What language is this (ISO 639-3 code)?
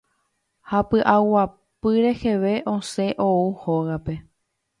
grn